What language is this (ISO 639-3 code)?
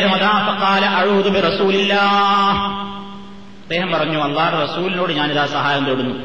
mal